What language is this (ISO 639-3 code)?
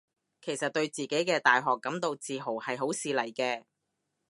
yue